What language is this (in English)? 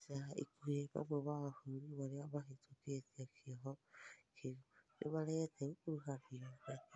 Kikuyu